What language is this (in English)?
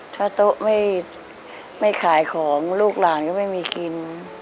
Thai